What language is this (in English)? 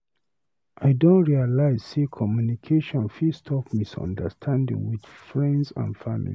Nigerian Pidgin